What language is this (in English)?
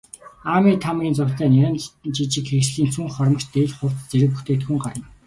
Mongolian